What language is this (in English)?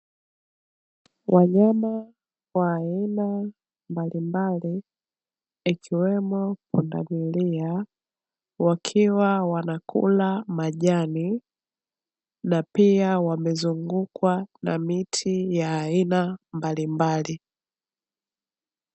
Swahili